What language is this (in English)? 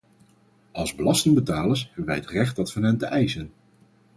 Dutch